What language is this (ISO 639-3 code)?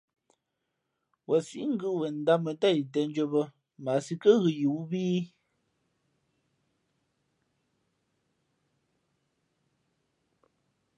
fmp